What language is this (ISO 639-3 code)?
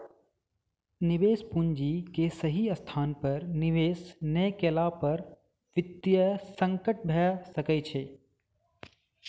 mai